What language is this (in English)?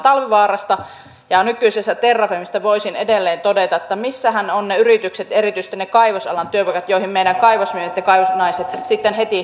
Finnish